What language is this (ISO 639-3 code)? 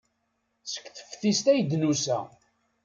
kab